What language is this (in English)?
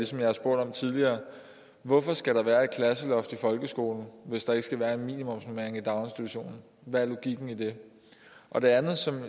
Danish